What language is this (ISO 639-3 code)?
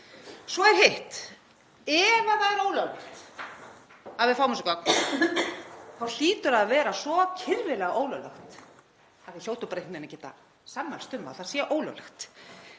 isl